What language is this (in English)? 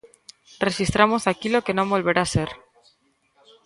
Galician